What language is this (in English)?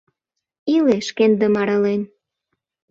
Mari